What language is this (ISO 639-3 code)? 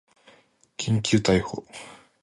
jpn